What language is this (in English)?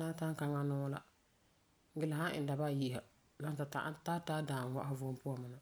Frafra